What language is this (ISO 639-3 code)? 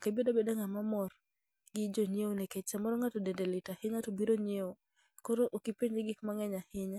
luo